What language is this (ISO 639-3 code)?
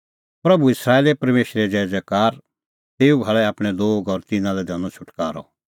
kfx